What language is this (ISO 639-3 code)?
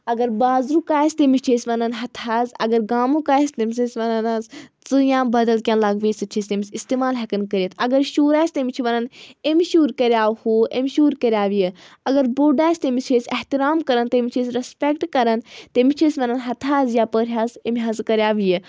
kas